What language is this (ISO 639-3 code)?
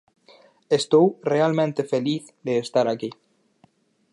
glg